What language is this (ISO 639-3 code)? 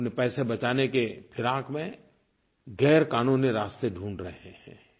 hin